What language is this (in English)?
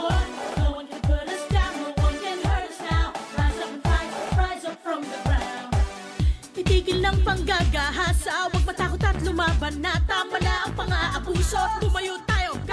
Filipino